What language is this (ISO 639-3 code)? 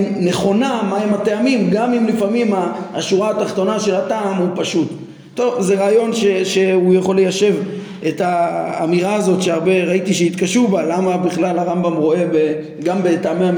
heb